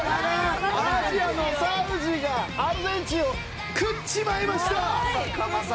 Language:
Japanese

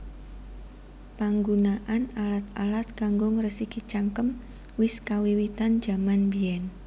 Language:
Javanese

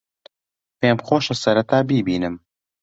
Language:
Central Kurdish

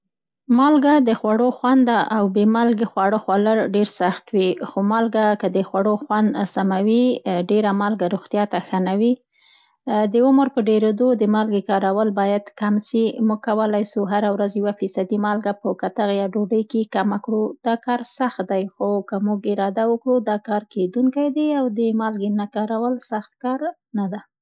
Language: Central Pashto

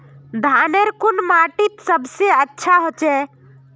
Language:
Magahi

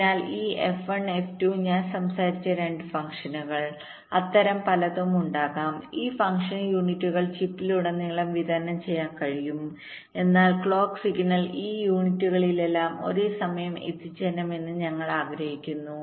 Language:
Malayalam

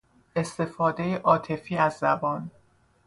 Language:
Persian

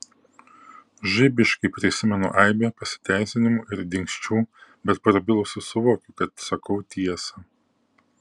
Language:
Lithuanian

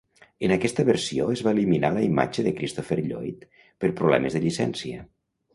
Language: Catalan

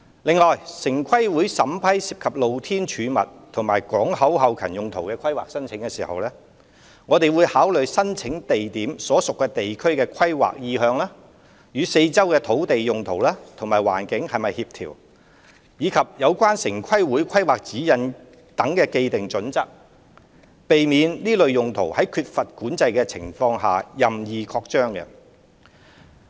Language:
Cantonese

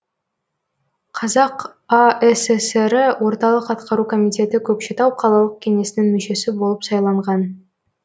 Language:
Kazakh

